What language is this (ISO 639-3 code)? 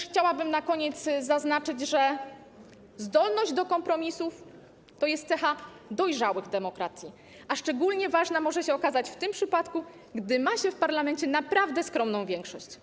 pol